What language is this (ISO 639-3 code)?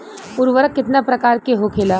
bho